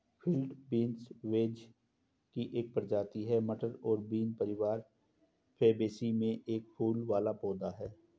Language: Hindi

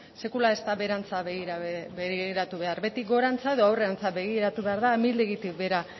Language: Basque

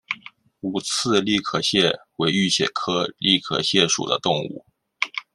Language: Chinese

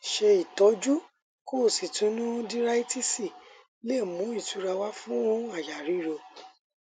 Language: Yoruba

